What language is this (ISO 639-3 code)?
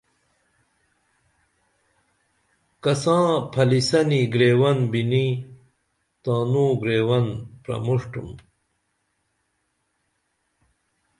dml